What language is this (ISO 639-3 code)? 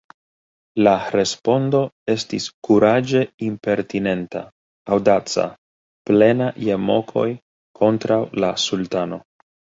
epo